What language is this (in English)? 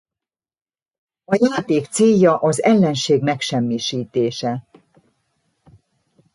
Hungarian